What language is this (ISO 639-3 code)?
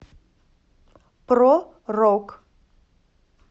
rus